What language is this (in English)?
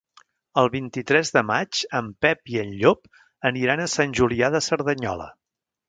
Catalan